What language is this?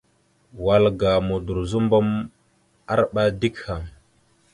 Mada (Cameroon)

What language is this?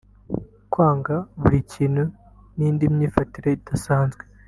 Kinyarwanda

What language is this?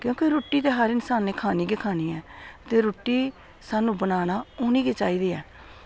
Dogri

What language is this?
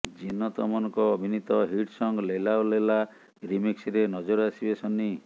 Odia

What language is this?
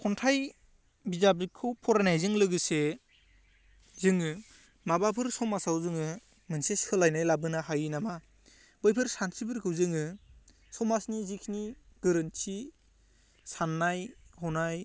Bodo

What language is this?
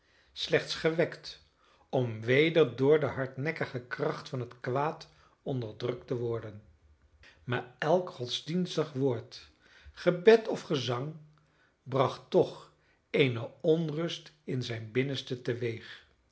Dutch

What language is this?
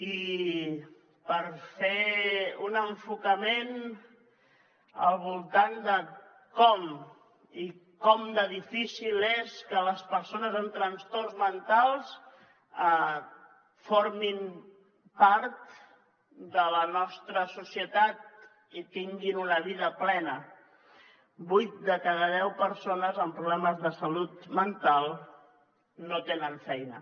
Catalan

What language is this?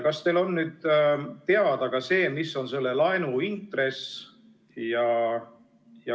Estonian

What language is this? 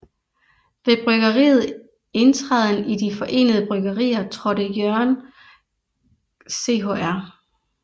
Danish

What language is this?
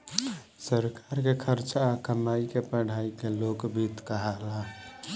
Bhojpuri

